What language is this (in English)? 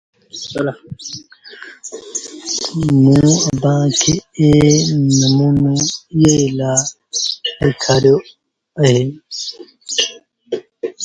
Sindhi Bhil